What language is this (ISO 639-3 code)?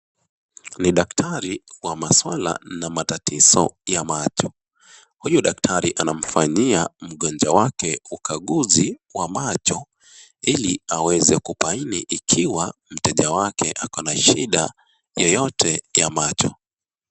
swa